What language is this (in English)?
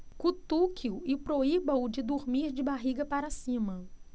Portuguese